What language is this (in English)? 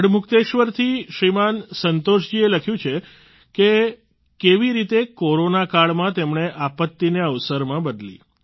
Gujarati